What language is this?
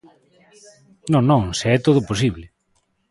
Galician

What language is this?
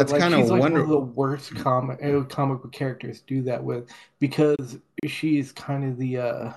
English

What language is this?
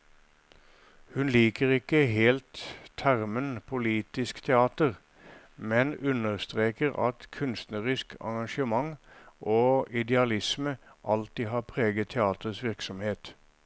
Norwegian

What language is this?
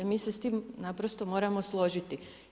Croatian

